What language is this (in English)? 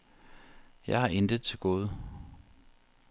Danish